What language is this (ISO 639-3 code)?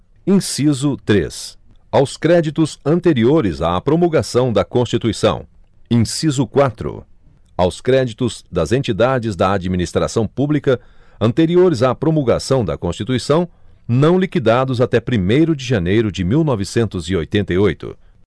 por